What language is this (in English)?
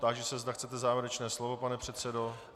Czech